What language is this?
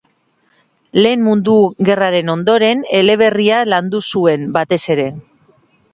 Basque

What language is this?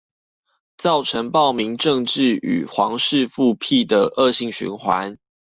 Chinese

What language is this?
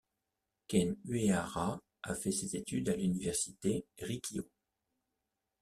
French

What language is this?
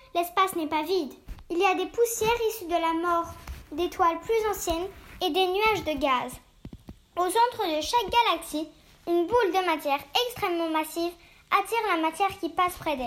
French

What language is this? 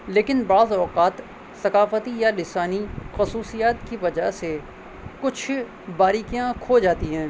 Urdu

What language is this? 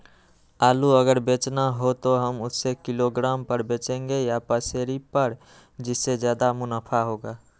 Magahi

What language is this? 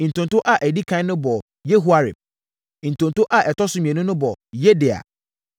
Akan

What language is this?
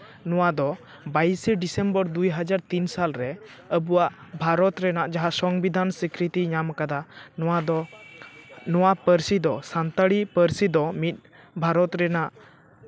Santali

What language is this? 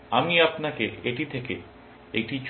Bangla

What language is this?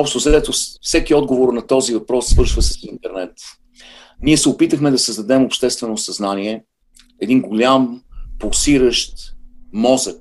Bulgarian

